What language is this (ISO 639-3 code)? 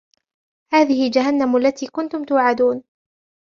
ara